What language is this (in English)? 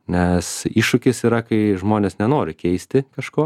Lithuanian